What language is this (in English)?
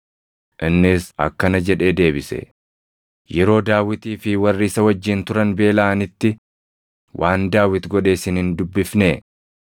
Oromo